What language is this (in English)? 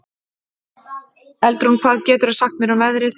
Icelandic